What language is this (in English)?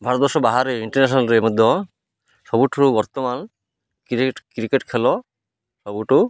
Odia